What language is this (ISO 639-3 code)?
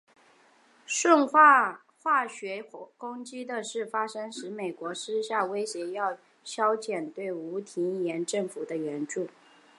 zho